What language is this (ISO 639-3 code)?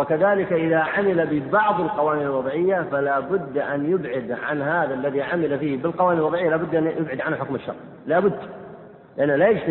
ara